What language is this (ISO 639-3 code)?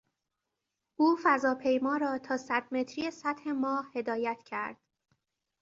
fas